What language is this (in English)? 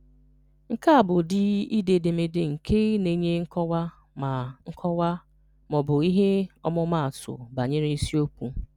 Igbo